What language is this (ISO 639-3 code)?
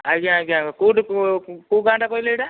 ori